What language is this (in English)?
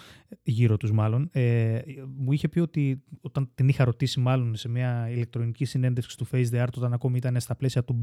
Greek